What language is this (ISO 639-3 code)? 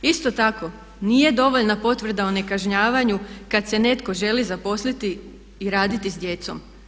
hrv